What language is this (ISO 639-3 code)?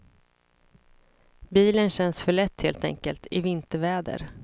swe